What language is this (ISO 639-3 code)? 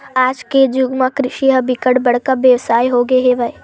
hne